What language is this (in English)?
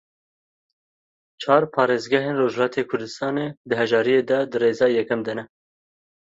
Kurdish